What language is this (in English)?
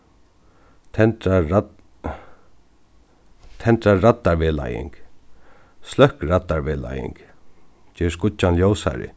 Faroese